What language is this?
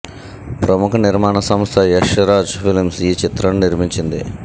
Telugu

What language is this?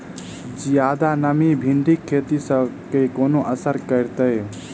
Maithili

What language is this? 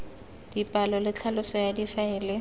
Tswana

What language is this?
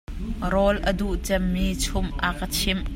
Hakha Chin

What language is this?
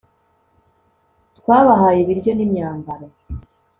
Kinyarwanda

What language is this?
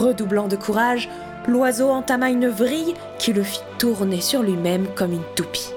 French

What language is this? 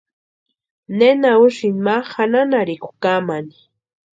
Western Highland Purepecha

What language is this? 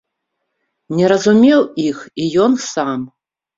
Belarusian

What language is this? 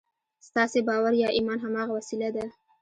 Pashto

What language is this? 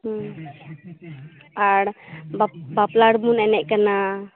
Santali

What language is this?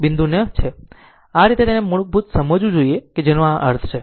Gujarati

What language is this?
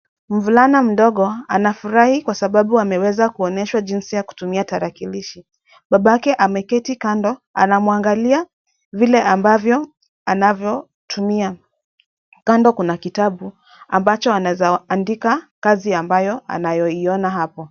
Swahili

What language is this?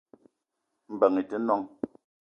Eton (Cameroon)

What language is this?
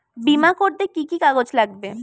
Bangla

